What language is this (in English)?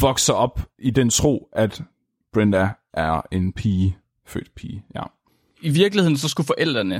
Danish